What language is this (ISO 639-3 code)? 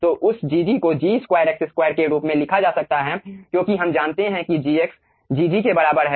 hin